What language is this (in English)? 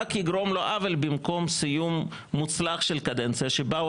Hebrew